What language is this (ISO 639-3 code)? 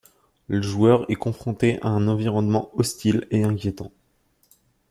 fra